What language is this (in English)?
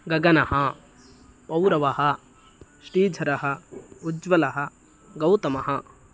Sanskrit